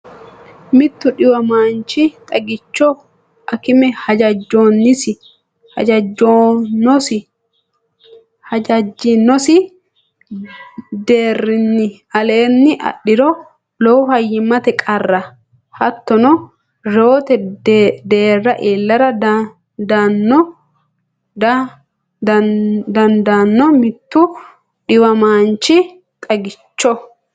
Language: Sidamo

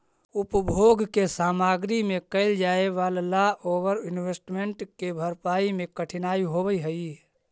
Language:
Magahi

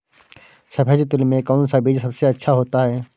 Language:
Hindi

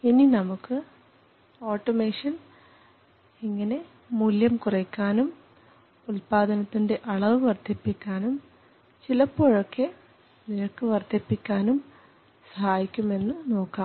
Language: Malayalam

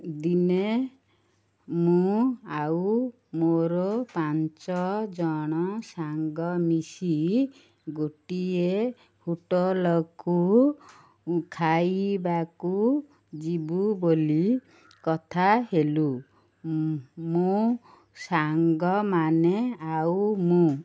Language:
Odia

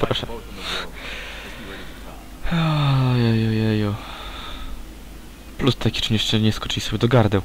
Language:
Polish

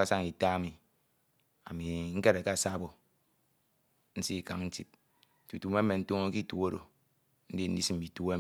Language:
Ito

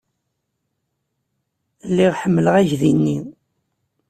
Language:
Kabyle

